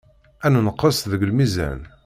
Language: Kabyle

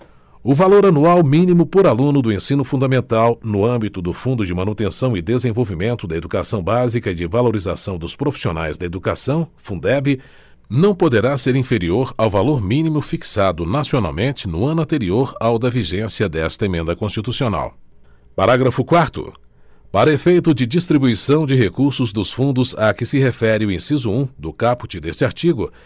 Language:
Portuguese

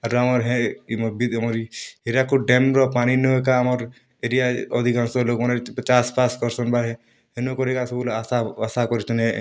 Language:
Odia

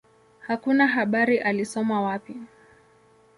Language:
Swahili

